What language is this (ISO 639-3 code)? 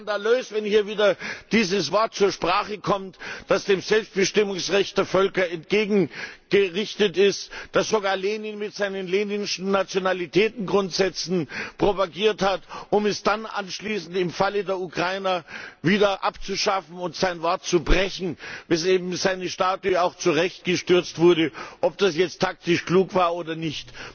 deu